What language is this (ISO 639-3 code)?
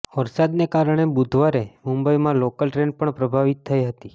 guj